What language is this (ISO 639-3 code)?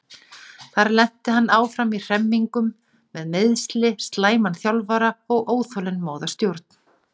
isl